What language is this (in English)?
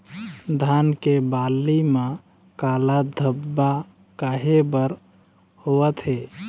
Chhattisgarhi